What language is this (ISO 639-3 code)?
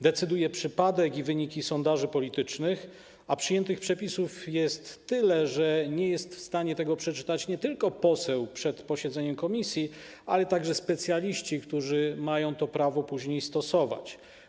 pol